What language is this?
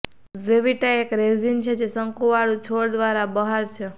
Gujarati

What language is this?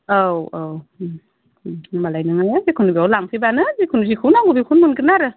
Bodo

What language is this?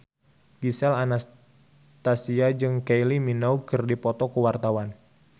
Sundanese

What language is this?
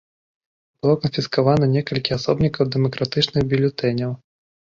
Belarusian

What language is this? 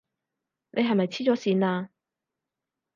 Cantonese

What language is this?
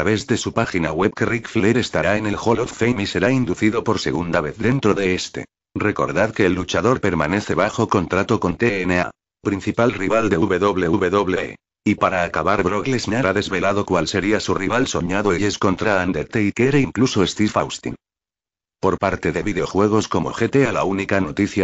Spanish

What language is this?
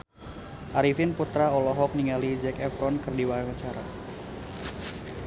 Sundanese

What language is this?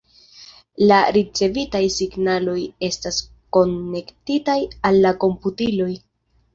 Esperanto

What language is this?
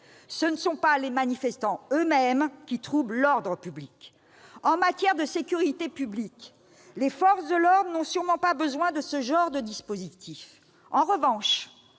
French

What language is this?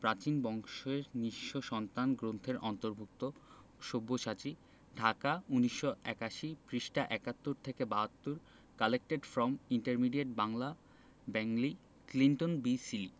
Bangla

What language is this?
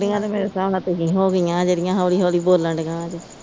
Punjabi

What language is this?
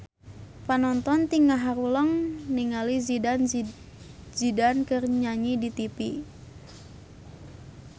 Sundanese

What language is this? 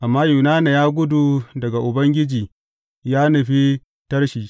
Hausa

